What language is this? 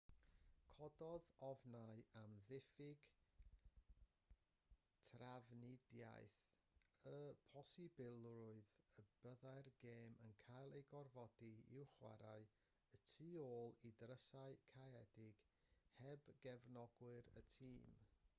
Welsh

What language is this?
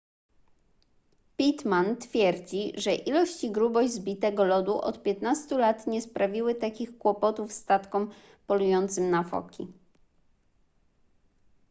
Polish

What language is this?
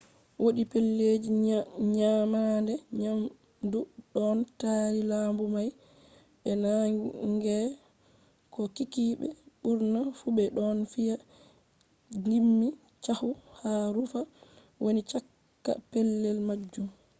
Fula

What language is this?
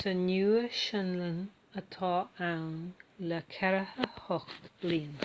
Irish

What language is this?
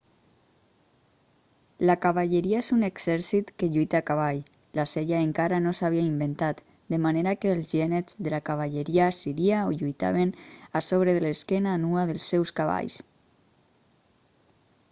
Catalan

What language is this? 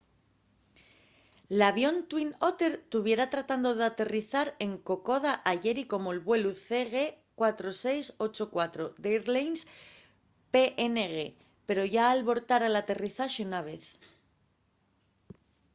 Asturian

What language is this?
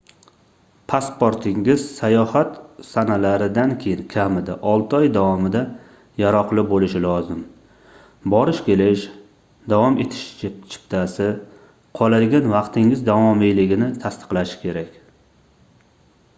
Uzbek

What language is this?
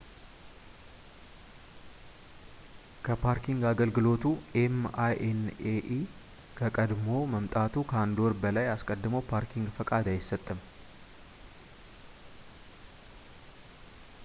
Amharic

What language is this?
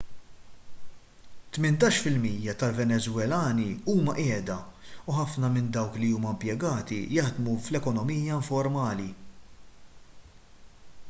Maltese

